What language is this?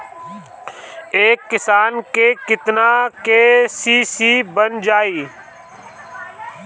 Bhojpuri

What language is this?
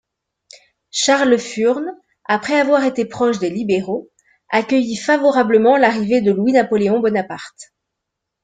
French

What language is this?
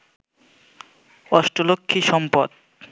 Bangla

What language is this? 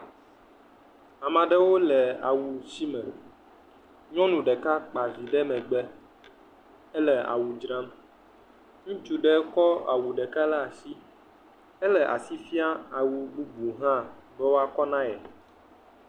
Ewe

